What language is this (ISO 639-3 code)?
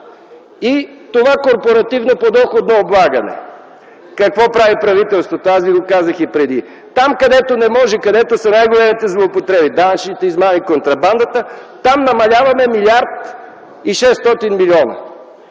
bul